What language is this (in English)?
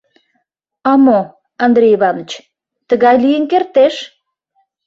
Mari